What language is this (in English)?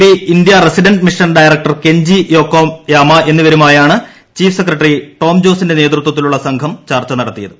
Malayalam